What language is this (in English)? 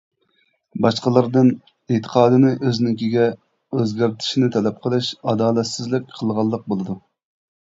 Uyghur